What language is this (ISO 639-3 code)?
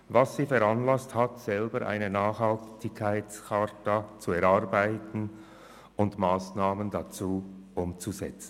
gsw